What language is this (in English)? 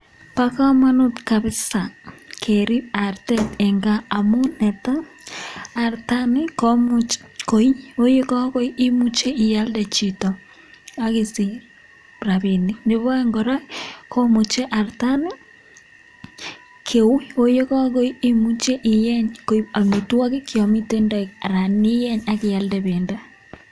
Kalenjin